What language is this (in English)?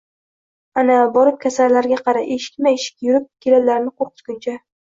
Uzbek